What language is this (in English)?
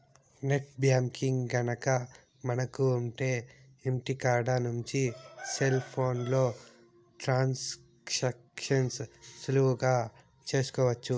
Telugu